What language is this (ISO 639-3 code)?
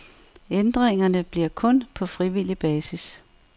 dan